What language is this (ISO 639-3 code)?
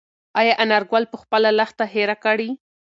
pus